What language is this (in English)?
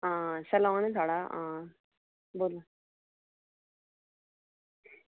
Dogri